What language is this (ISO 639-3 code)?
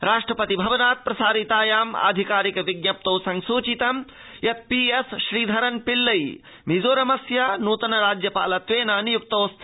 san